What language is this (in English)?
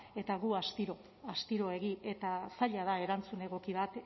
Basque